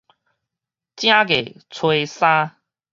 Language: Min Nan Chinese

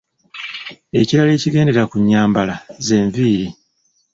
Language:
Ganda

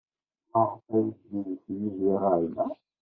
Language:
Kabyle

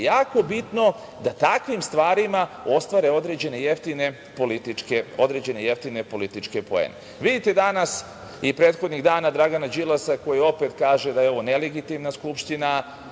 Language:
Serbian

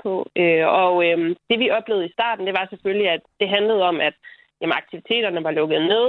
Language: Danish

